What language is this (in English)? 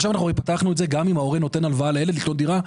Hebrew